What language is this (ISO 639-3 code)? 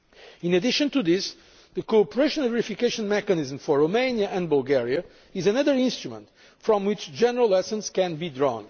eng